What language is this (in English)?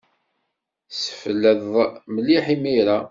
Kabyle